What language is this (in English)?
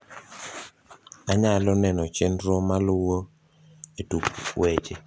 Luo (Kenya and Tanzania)